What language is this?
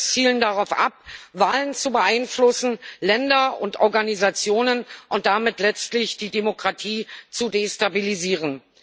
German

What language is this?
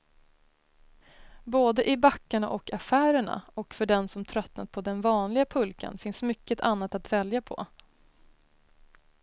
Swedish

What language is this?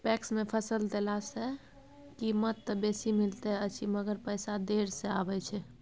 Maithili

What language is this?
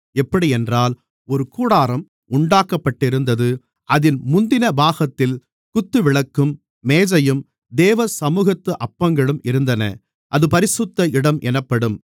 Tamil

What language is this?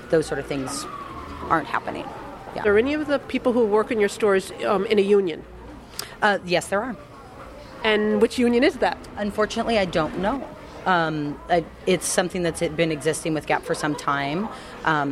English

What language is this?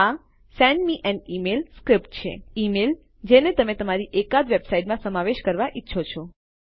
Gujarati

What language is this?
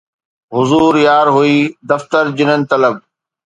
Sindhi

